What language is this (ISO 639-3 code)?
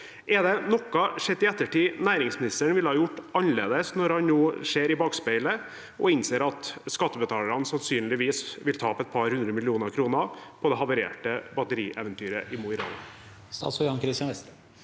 nor